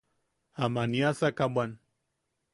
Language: Yaqui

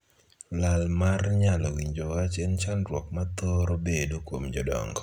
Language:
Luo (Kenya and Tanzania)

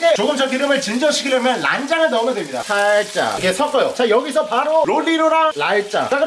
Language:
Korean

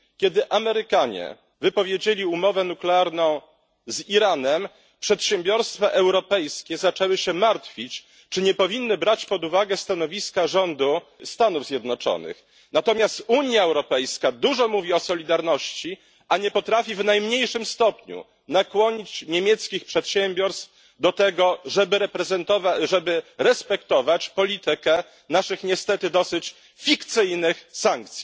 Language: Polish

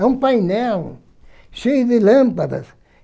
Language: Portuguese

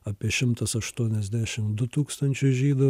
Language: Lithuanian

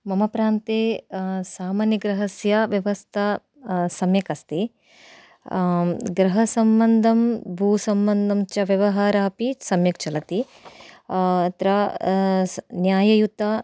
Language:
Sanskrit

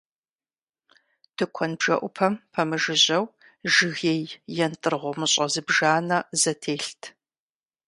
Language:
Kabardian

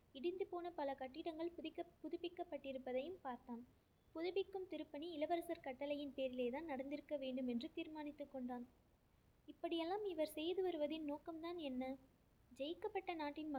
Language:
Tamil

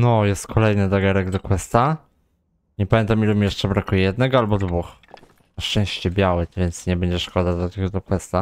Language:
Polish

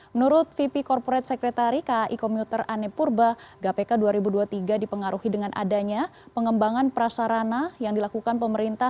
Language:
Indonesian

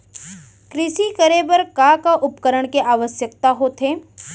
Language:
Chhattisgarhi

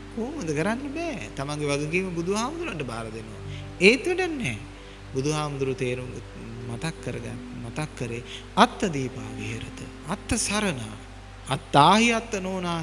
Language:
Sinhala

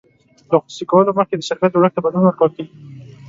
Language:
Pashto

